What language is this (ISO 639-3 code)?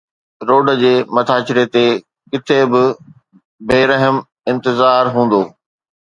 snd